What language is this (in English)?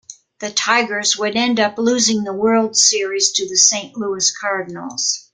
English